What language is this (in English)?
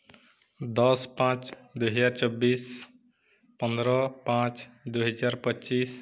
Odia